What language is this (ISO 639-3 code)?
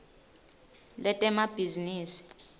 ssw